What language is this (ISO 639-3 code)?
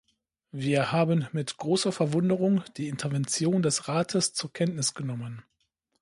deu